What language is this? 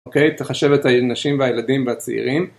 Hebrew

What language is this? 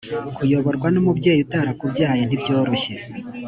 Kinyarwanda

